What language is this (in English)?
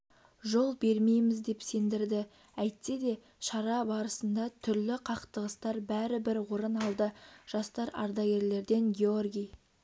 Kazakh